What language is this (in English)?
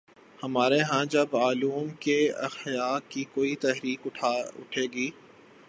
Urdu